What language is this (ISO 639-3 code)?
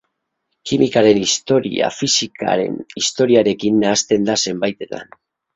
eus